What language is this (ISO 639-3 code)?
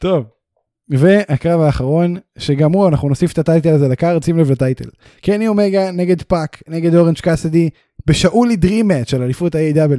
heb